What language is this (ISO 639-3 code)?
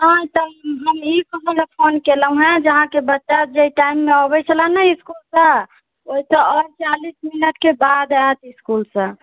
mai